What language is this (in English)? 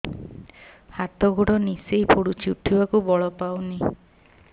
Odia